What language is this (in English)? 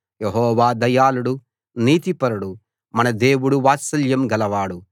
Telugu